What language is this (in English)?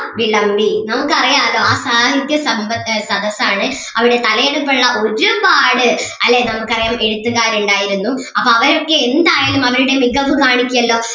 Malayalam